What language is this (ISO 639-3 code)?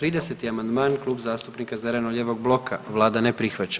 hrv